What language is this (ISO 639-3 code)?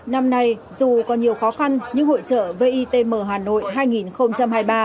vie